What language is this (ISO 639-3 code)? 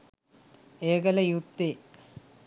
sin